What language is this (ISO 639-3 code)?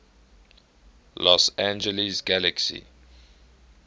eng